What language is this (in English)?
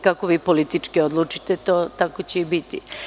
Serbian